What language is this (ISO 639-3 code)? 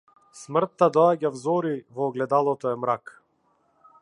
mkd